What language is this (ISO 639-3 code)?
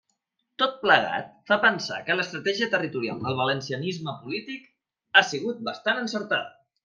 cat